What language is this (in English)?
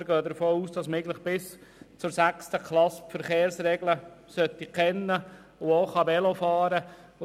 Swiss German